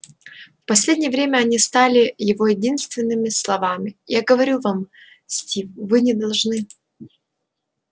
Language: Russian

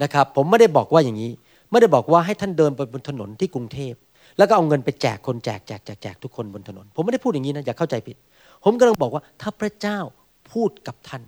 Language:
Thai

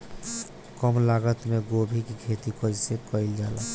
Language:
Bhojpuri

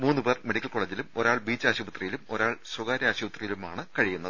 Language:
Malayalam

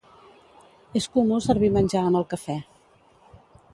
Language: Catalan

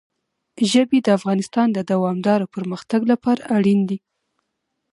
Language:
Pashto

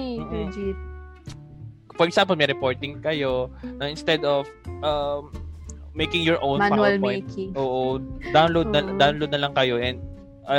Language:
Filipino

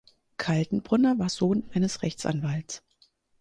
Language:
German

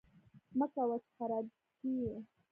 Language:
Pashto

